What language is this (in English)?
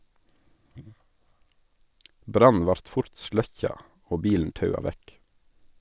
Norwegian